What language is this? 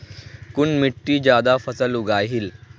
Magahi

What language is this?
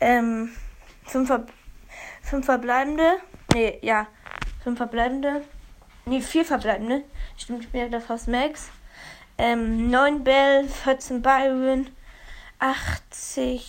German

